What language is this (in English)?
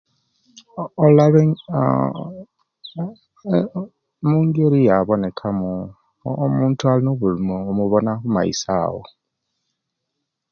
Kenyi